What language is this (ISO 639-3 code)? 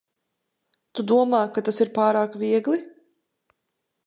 lav